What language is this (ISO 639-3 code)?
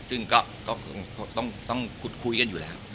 tha